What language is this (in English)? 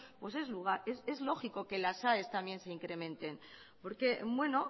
Spanish